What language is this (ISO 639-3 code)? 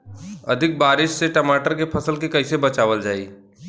bho